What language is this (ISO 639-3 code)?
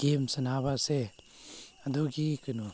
mni